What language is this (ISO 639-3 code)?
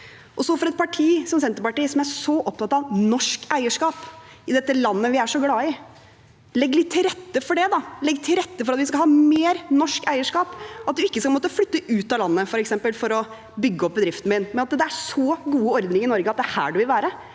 nor